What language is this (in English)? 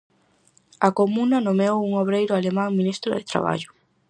Galician